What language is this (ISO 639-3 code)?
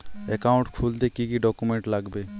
ben